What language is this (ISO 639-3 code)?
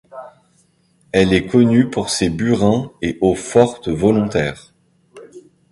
fra